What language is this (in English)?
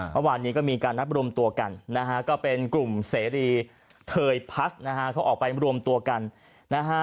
Thai